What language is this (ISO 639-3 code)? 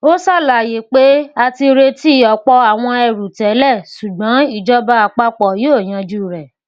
yor